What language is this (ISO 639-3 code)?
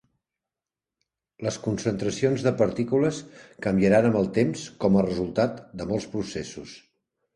cat